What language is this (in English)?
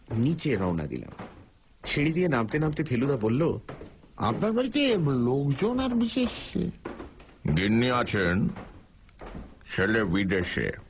Bangla